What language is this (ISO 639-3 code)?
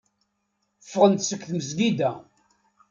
kab